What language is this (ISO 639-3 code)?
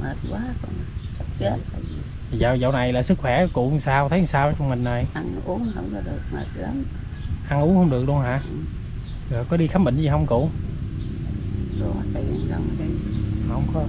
vie